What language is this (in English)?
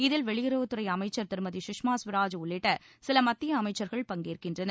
Tamil